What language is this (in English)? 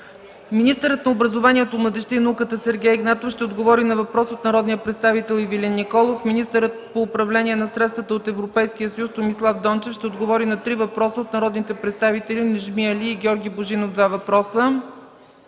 Bulgarian